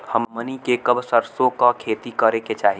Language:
Bhojpuri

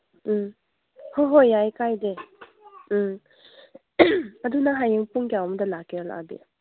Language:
Manipuri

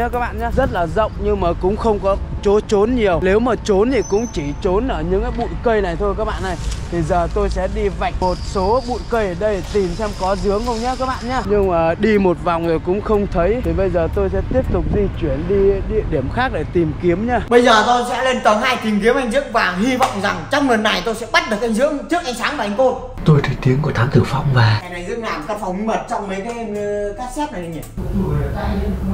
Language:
Vietnamese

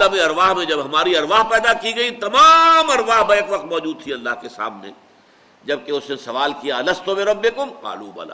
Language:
Urdu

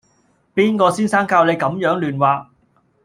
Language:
Cantonese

